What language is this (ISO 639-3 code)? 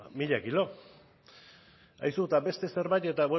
eus